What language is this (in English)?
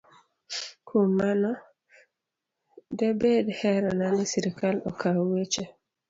Luo (Kenya and Tanzania)